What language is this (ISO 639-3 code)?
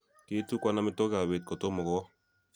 kln